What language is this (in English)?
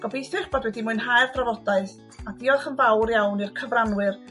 Welsh